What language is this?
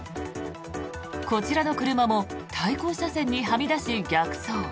Japanese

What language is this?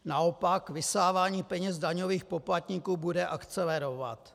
Czech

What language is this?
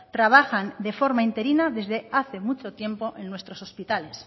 Spanish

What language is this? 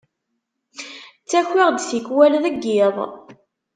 Kabyle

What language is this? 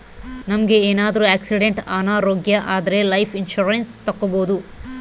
Kannada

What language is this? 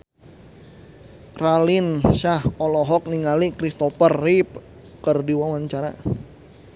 Sundanese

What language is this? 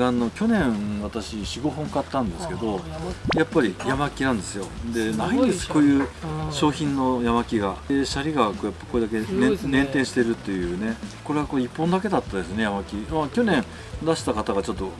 Japanese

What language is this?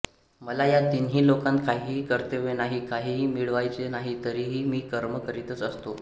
Marathi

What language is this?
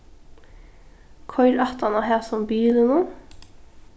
Faroese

